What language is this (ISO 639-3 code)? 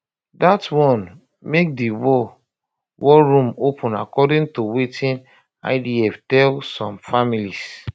pcm